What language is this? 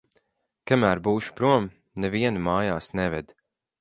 Latvian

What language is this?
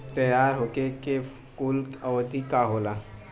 Bhojpuri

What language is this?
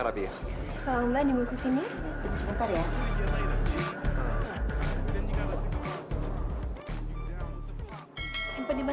Indonesian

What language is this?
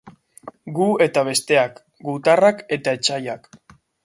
Basque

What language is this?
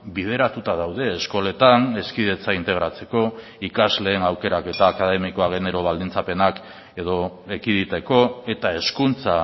Basque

